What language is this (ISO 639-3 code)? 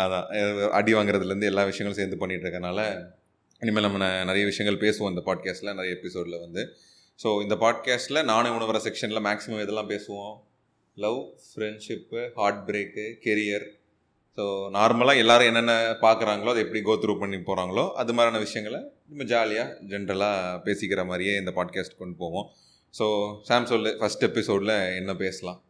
tam